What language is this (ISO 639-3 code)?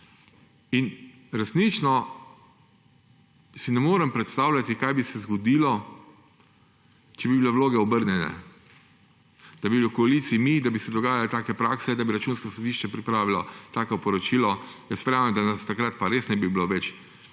slv